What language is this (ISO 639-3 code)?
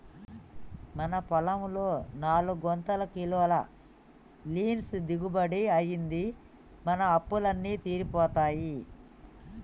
tel